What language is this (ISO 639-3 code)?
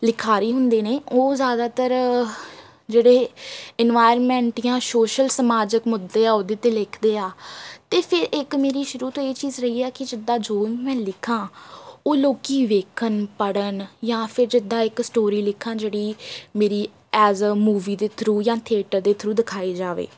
pan